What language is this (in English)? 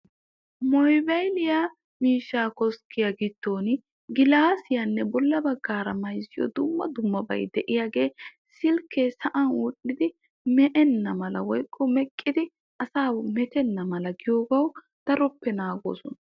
Wolaytta